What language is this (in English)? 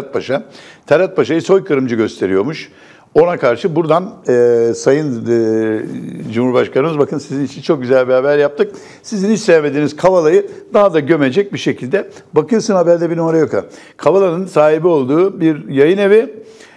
Turkish